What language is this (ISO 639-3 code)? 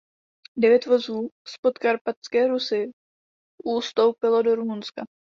ces